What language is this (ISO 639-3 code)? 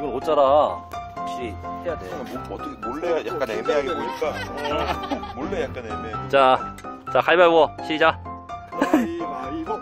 kor